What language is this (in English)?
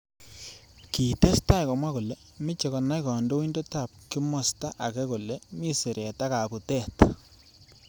Kalenjin